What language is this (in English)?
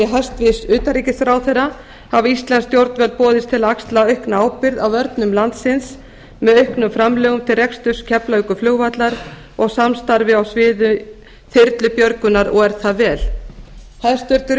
Icelandic